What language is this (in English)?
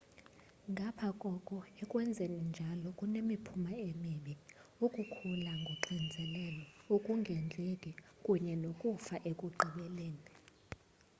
Xhosa